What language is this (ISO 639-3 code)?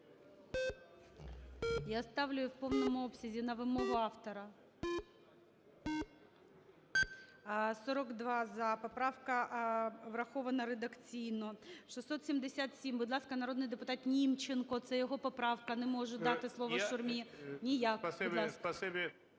ukr